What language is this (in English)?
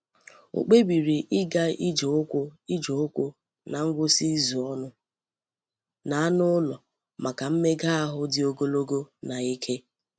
Igbo